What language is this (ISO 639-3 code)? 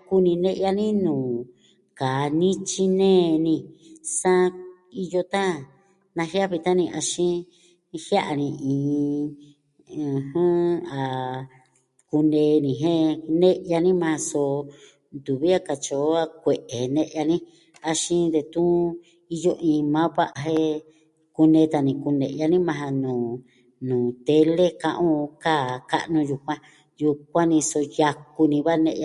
meh